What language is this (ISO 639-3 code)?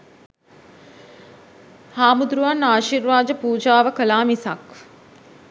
sin